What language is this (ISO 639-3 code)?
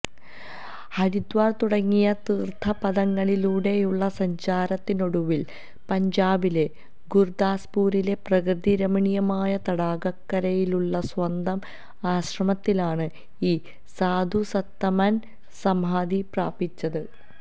mal